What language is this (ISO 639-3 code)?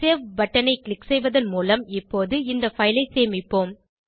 tam